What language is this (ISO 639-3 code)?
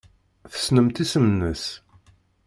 kab